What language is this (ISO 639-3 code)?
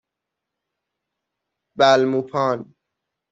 fas